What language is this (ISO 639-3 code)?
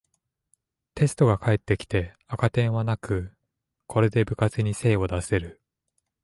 jpn